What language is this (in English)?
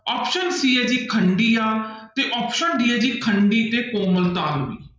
Punjabi